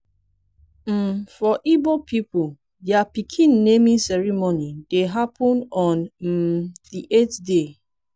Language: Nigerian Pidgin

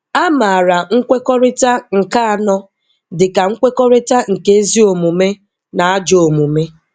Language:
Igbo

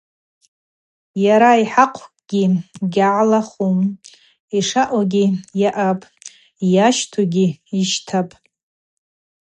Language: Abaza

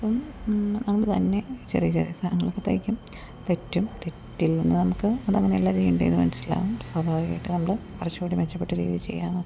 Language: Malayalam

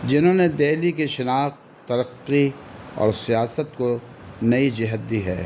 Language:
Urdu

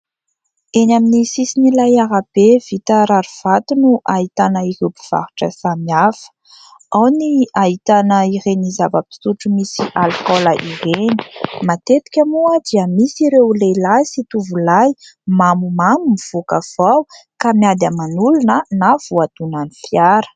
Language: Malagasy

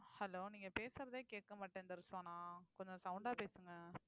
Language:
Tamil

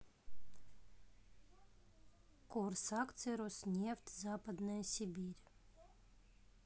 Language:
Russian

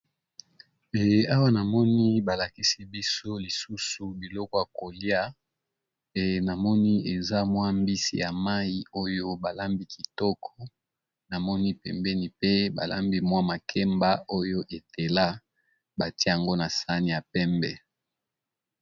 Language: Lingala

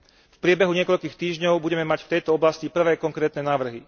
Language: Slovak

